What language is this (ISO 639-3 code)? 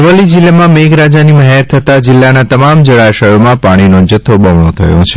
guj